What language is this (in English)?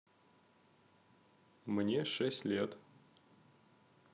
Russian